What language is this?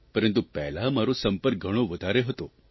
Gujarati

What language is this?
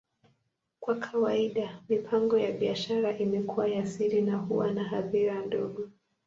Swahili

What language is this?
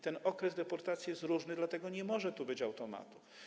Polish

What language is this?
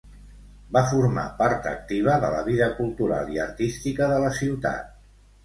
Catalan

